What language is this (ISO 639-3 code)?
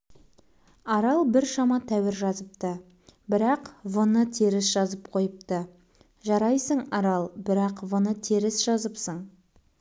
kaz